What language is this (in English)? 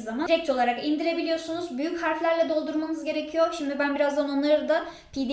Turkish